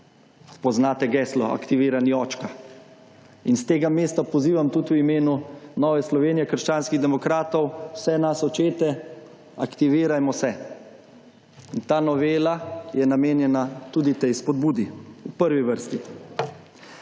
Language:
Slovenian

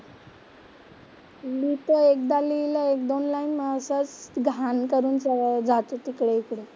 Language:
Marathi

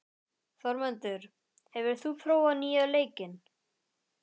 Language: Icelandic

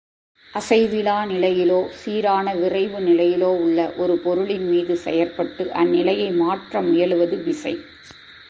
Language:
Tamil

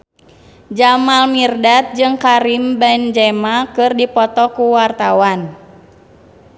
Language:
Sundanese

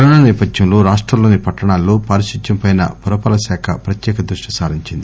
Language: Telugu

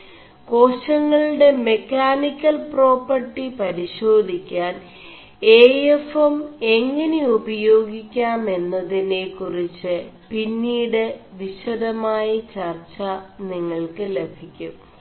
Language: Malayalam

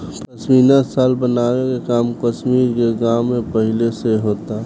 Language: Bhojpuri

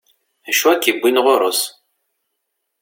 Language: Kabyle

